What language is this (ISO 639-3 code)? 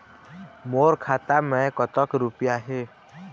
hne